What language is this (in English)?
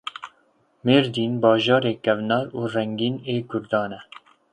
Kurdish